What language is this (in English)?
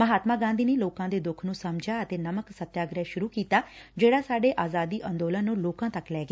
Punjabi